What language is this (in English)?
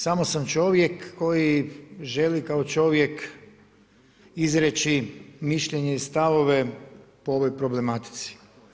Croatian